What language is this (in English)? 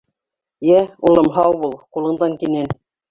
Bashkir